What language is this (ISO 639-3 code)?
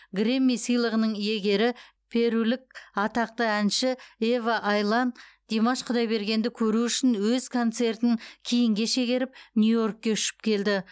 kaz